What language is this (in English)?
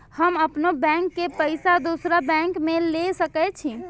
Maithili